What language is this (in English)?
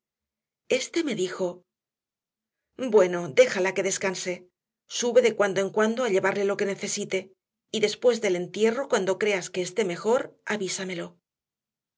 Spanish